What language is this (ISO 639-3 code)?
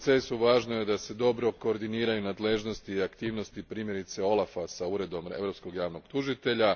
hrv